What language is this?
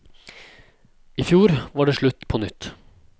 Norwegian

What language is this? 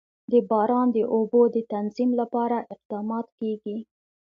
Pashto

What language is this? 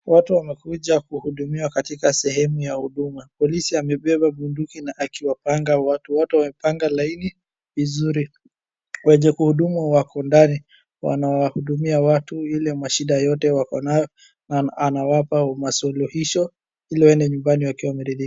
Swahili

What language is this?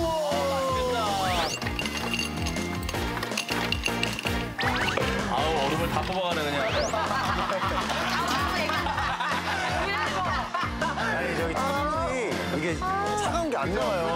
Korean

